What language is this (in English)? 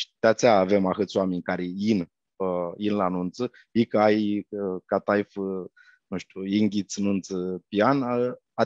Romanian